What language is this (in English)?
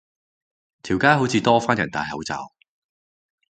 Cantonese